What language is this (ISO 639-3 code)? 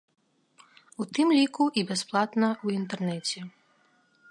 bel